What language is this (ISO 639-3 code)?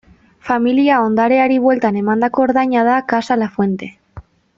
eus